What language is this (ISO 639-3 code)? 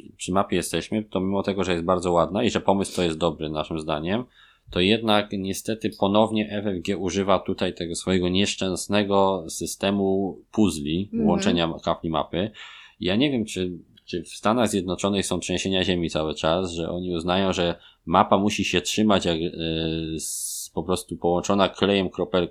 pol